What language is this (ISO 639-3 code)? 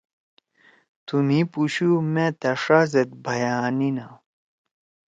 trw